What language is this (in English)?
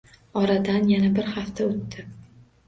Uzbek